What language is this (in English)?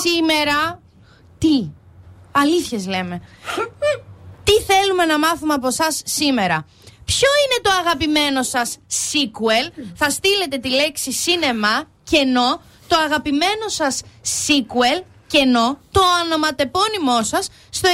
Greek